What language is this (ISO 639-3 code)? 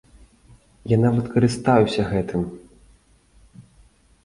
bel